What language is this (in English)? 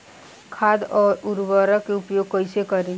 Bhojpuri